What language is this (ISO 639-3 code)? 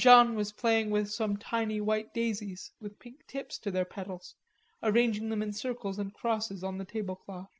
eng